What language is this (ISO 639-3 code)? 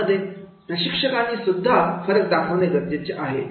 mar